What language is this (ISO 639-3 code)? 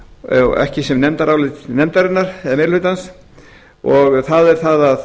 isl